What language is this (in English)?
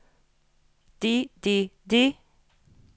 Norwegian